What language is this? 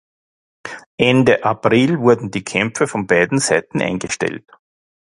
German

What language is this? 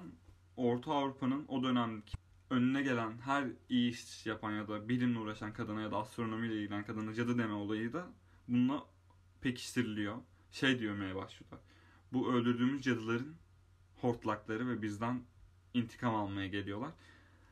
Turkish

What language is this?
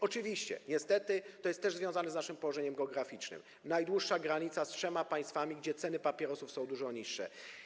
Polish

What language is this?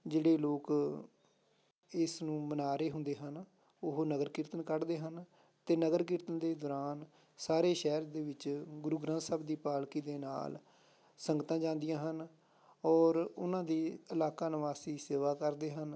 Punjabi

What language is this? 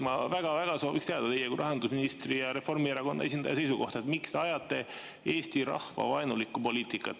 Estonian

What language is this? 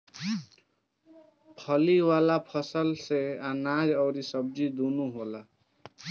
Bhojpuri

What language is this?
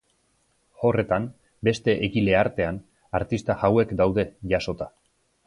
Basque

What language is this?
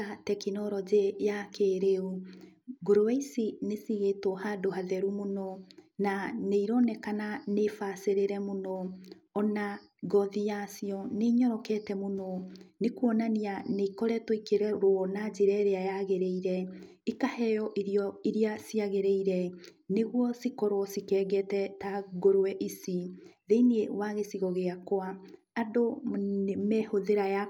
Kikuyu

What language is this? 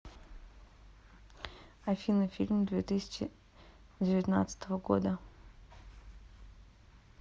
Russian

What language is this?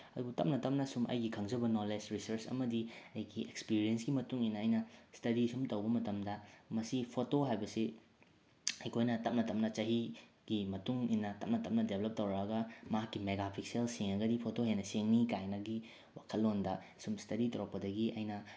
Manipuri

